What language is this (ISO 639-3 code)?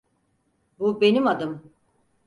tur